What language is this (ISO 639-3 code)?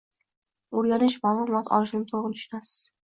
uzb